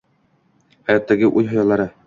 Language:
Uzbek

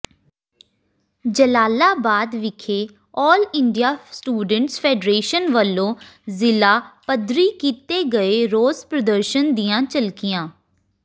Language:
Punjabi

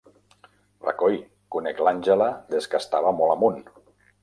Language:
Catalan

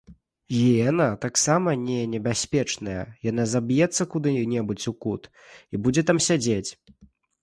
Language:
Belarusian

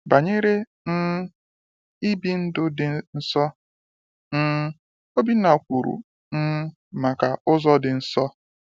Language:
Igbo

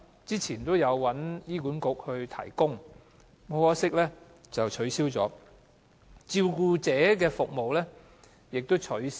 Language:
Cantonese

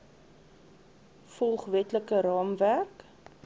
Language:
Afrikaans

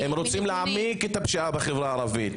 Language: Hebrew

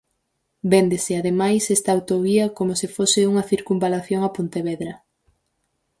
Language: Galician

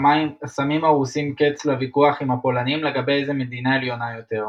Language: Hebrew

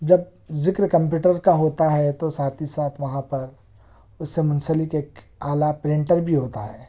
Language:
Urdu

